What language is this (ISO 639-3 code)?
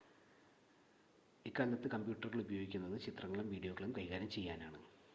mal